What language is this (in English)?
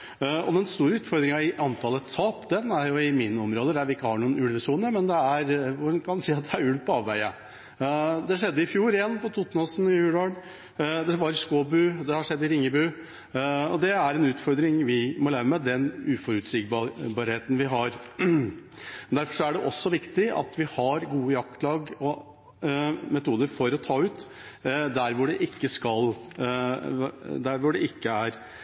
Norwegian Bokmål